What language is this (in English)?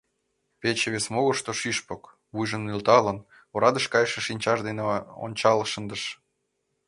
Mari